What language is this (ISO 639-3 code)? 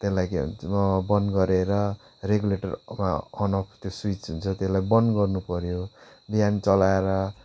nep